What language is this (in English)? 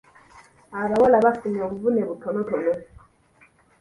Ganda